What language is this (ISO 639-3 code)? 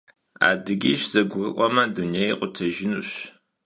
kbd